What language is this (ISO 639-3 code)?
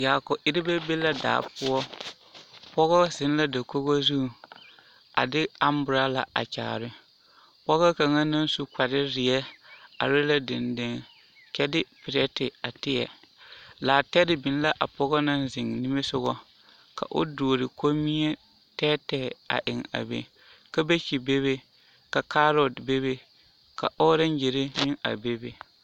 dga